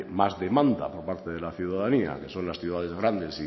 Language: Spanish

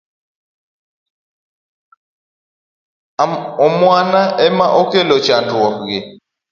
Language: Luo (Kenya and Tanzania)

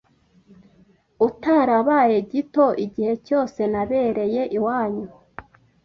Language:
Kinyarwanda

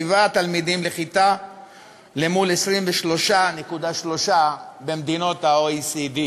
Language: Hebrew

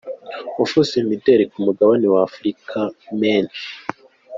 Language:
Kinyarwanda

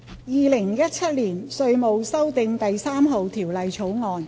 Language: Cantonese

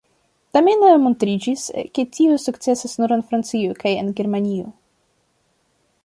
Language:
Esperanto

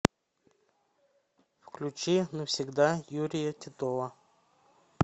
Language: Russian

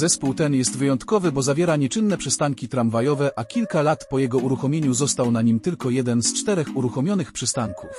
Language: Polish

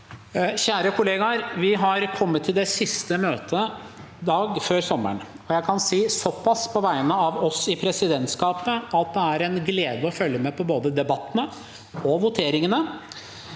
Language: Norwegian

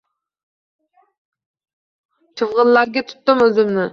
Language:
Uzbek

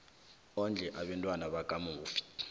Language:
South Ndebele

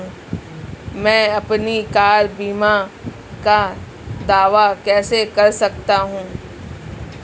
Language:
Hindi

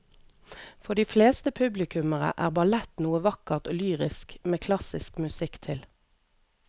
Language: Norwegian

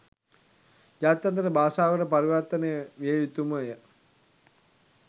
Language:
Sinhala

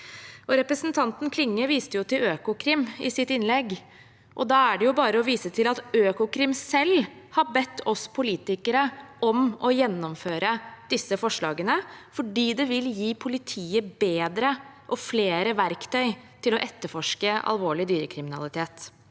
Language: Norwegian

